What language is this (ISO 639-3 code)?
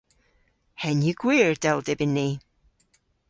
cor